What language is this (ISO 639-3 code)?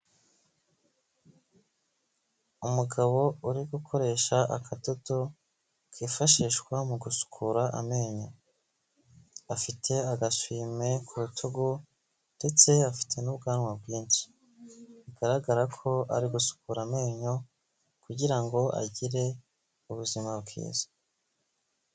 kin